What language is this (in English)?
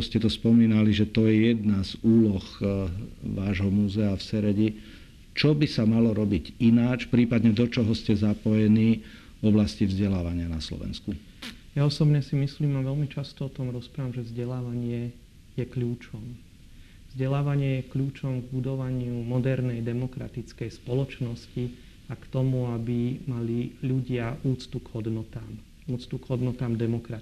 Slovak